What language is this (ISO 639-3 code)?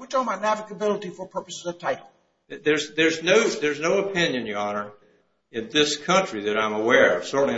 eng